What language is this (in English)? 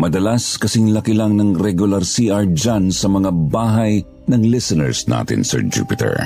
Filipino